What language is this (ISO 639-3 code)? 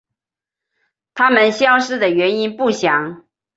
zho